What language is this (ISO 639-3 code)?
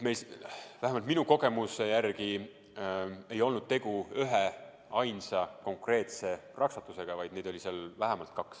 est